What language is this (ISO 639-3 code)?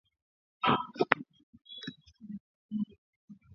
swa